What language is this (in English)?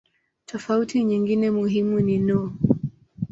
Swahili